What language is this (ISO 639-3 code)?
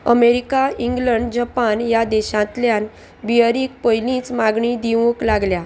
kok